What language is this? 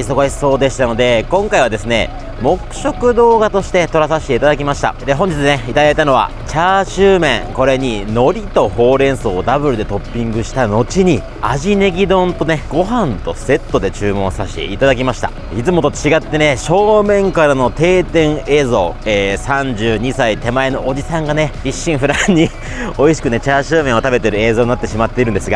Japanese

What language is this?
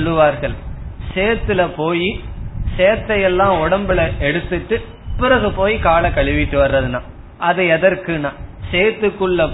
Tamil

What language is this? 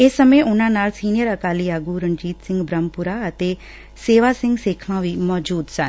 Punjabi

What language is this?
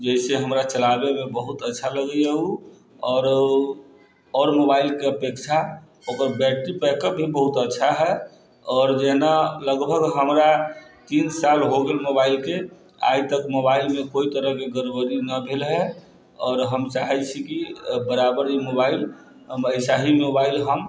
Maithili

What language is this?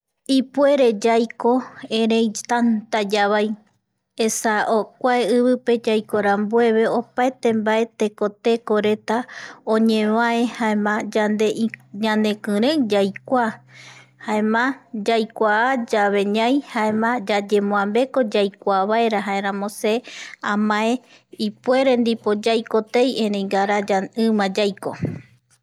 Eastern Bolivian Guaraní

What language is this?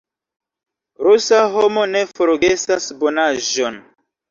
Esperanto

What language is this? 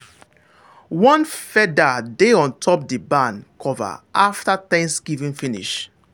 Nigerian Pidgin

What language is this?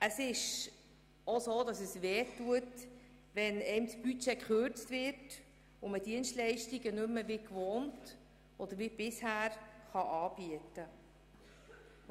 Swiss German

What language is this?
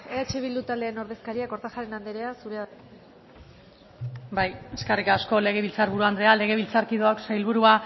Basque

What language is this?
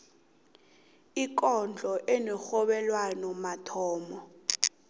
South Ndebele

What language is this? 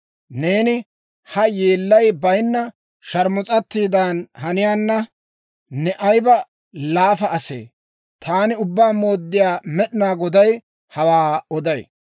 Dawro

